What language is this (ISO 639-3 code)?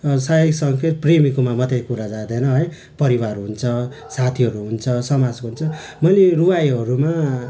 nep